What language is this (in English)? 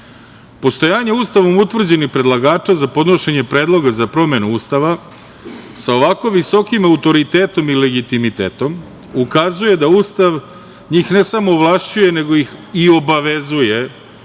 Serbian